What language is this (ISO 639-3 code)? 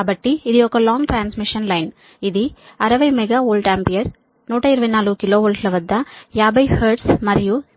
tel